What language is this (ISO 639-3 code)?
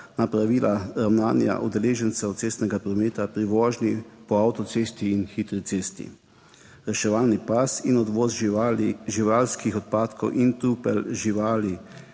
slv